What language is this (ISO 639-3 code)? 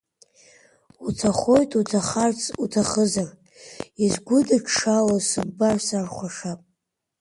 abk